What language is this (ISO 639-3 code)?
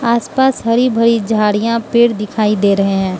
hin